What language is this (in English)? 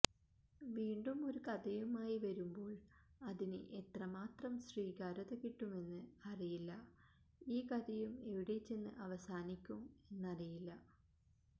Malayalam